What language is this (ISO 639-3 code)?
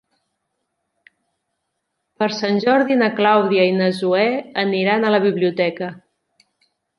cat